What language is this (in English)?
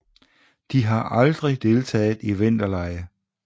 Danish